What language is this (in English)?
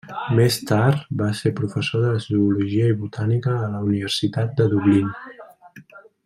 Catalan